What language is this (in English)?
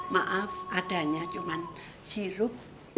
Indonesian